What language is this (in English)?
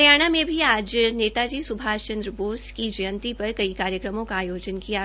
Hindi